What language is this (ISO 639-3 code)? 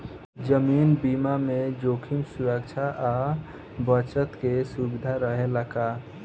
bho